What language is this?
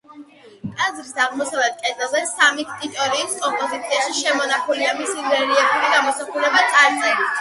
Georgian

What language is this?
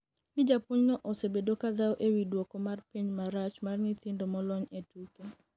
Luo (Kenya and Tanzania)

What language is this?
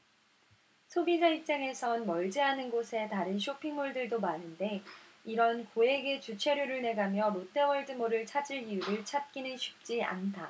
Korean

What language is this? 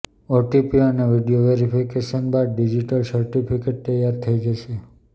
Gujarati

